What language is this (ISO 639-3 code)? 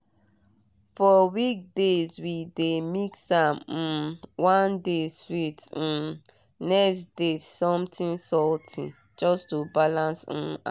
pcm